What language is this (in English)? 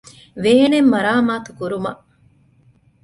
Divehi